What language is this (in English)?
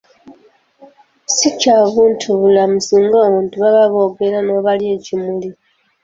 Ganda